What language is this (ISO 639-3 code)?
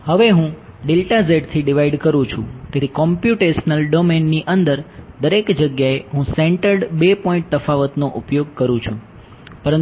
guj